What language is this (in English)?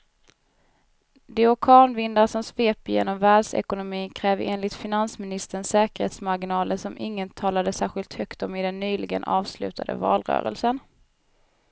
Swedish